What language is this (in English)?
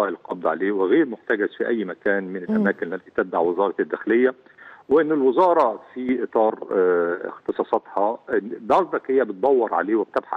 Arabic